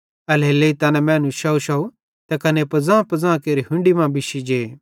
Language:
Bhadrawahi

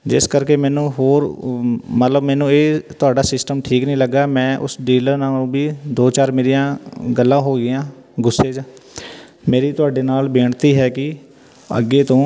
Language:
Punjabi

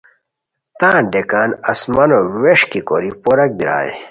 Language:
Khowar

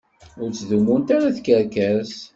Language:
Kabyle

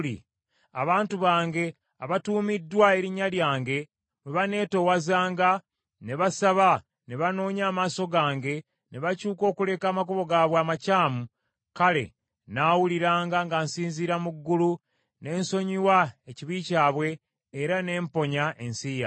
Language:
Ganda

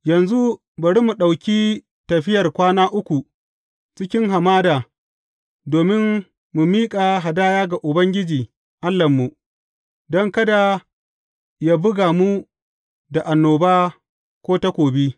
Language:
Hausa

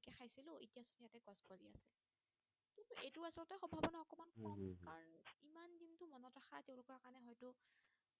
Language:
Assamese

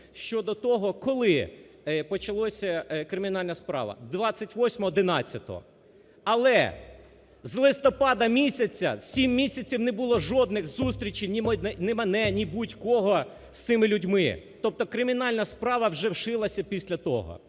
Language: Ukrainian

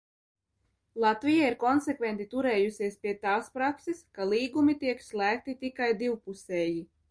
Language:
Latvian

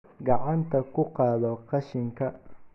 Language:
Somali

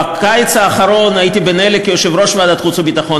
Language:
Hebrew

